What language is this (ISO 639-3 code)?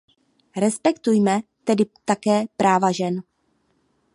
ces